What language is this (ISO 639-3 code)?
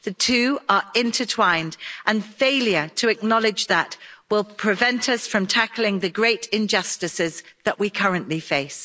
eng